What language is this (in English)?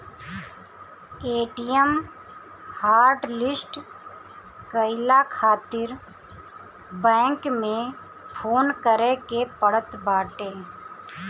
Bhojpuri